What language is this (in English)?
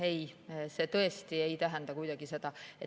Estonian